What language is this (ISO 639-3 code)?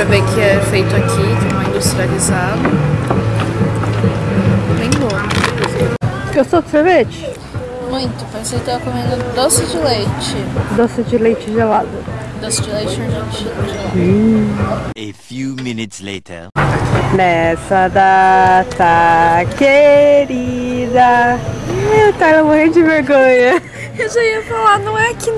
por